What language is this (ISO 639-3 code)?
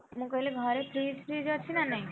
ori